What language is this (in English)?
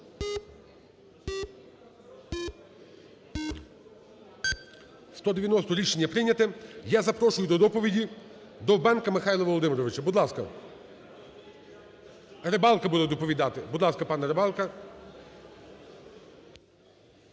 Ukrainian